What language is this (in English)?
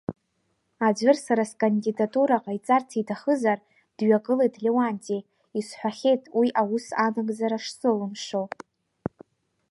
Abkhazian